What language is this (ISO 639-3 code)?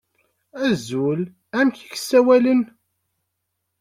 kab